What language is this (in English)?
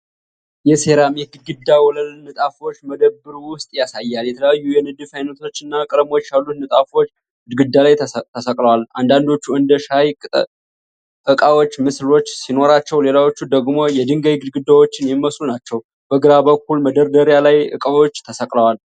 Amharic